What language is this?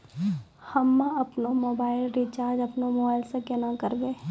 Maithili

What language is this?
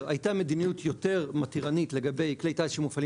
Hebrew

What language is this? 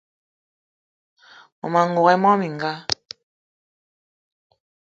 Eton (Cameroon)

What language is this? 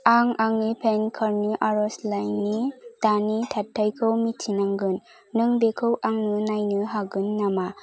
Bodo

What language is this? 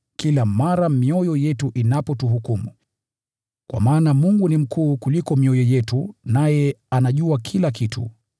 Swahili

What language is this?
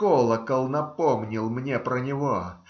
Russian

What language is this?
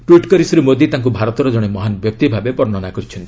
Odia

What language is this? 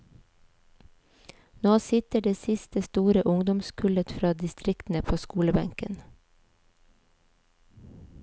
Norwegian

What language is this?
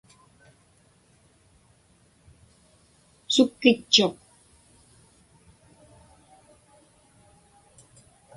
Inupiaq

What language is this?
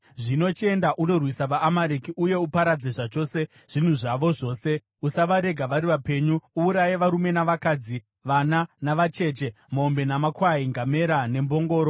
Shona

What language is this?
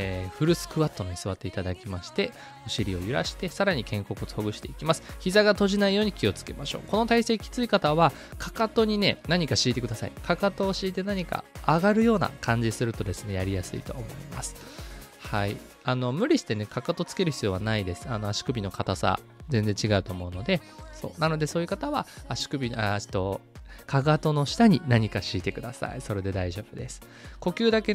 Japanese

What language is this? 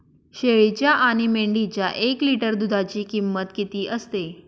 Marathi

